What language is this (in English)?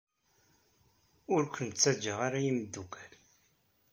Kabyle